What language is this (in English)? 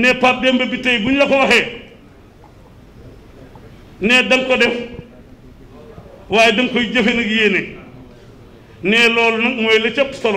French